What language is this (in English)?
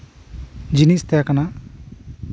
Santali